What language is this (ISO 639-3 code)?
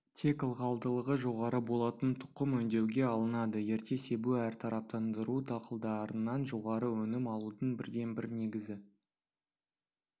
kaz